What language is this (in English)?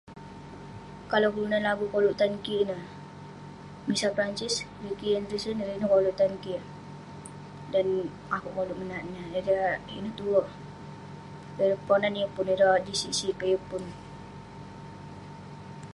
Western Penan